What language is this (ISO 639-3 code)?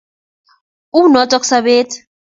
kln